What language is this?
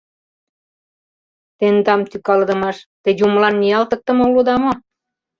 Mari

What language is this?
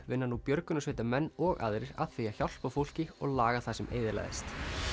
Icelandic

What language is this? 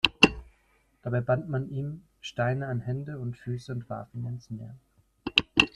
German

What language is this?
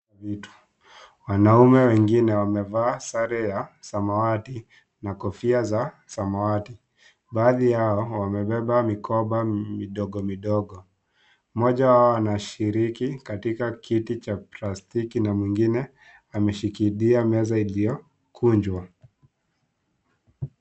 Swahili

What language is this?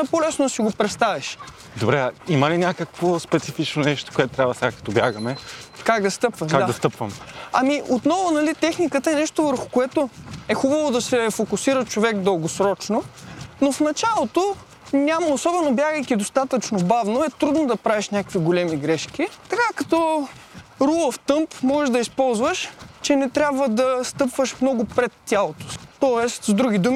Bulgarian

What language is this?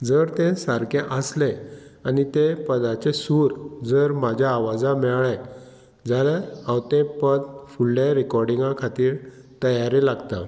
Konkani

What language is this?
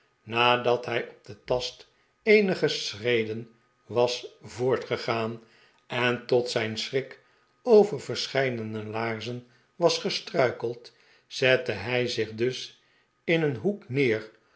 Dutch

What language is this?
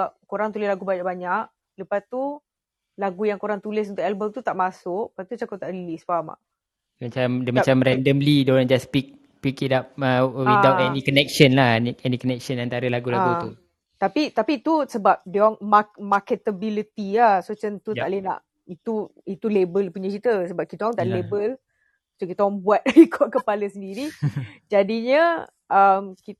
Malay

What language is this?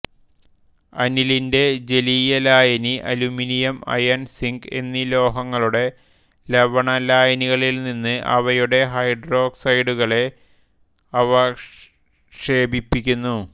Malayalam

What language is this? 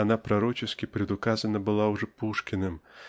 Russian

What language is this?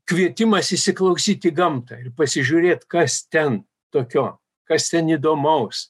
Lithuanian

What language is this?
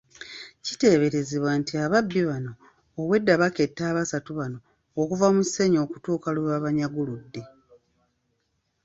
Ganda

